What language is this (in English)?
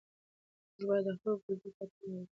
Pashto